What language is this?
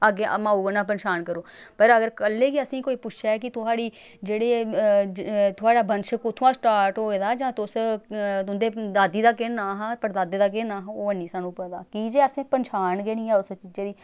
Dogri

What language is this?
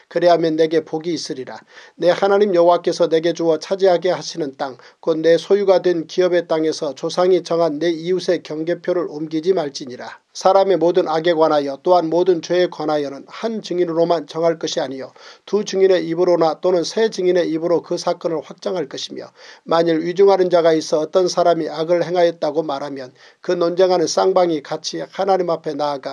Korean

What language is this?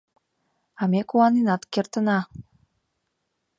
Mari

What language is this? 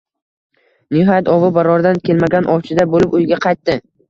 Uzbek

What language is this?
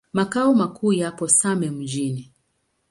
Swahili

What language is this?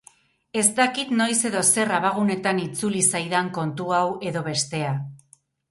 Basque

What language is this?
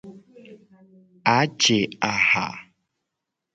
Gen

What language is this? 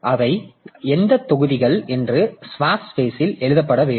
Tamil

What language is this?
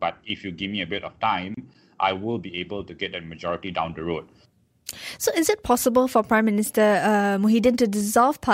English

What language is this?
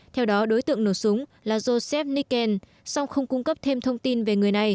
Vietnamese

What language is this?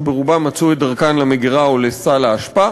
Hebrew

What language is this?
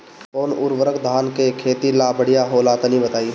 Bhojpuri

